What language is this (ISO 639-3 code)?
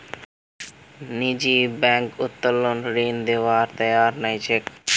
mag